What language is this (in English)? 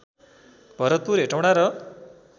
Nepali